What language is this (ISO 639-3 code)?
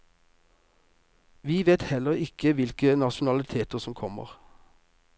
nor